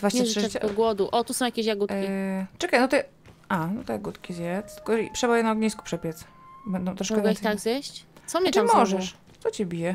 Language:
Polish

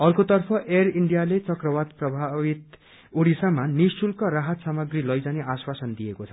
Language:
Nepali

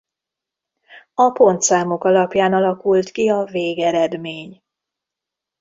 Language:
Hungarian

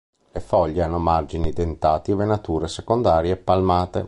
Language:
Italian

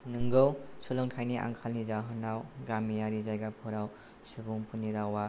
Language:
Bodo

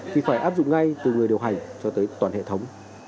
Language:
Vietnamese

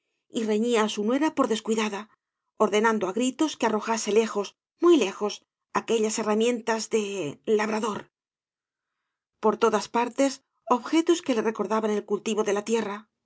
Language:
Spanish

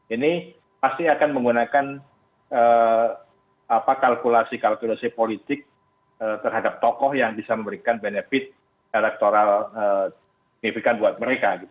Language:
Indonesian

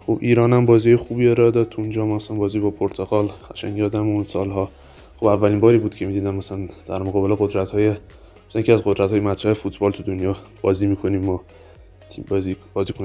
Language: Persian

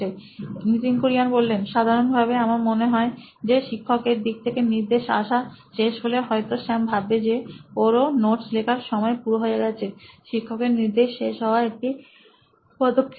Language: Bangla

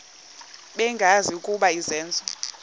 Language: Xhosa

